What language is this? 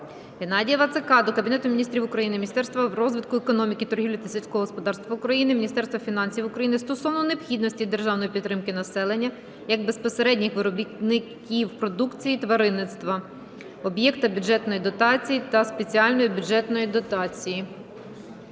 Ukrainian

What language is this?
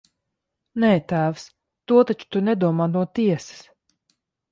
Latvian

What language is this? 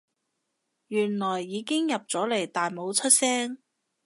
Cantonese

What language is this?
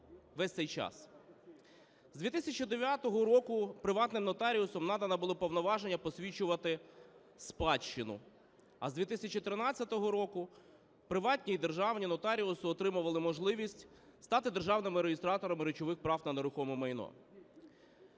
Ukrainian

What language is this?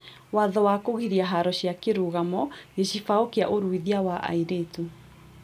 Kikuyu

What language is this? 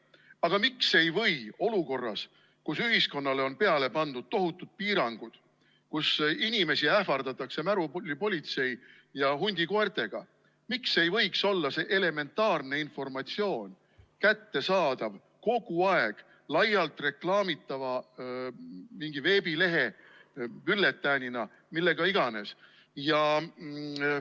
Estonian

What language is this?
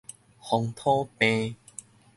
Min Nan Chinese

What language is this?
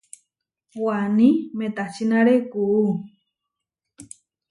Huarijio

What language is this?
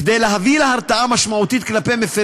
Hebrew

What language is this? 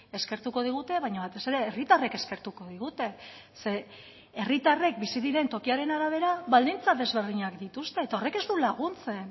Basque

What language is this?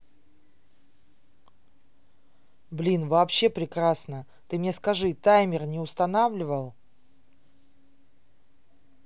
Russian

